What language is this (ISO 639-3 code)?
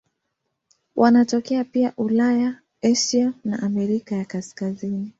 swa